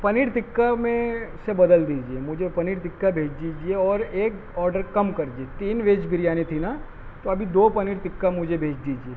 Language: Urdu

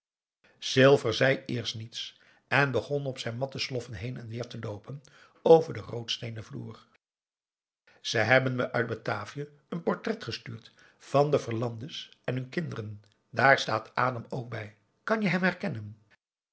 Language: Dutch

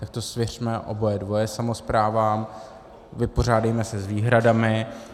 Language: Czech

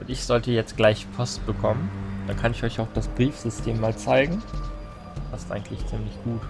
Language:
German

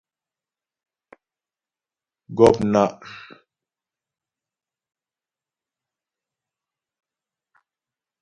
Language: Ghomala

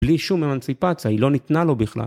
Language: Hebrew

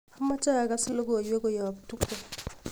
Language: Kalenjin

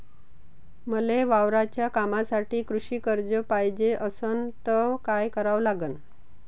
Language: Marathi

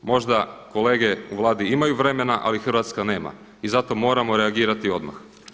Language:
Croatian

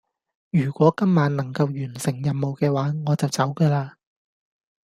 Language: Cantonese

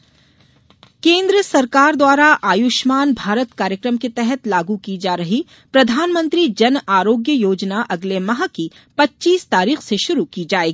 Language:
Hindi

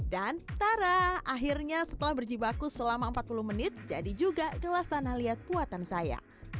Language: Indonesian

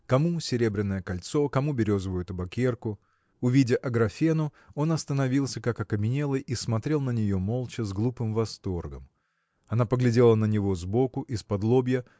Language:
Russian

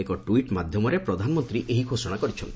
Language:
Odia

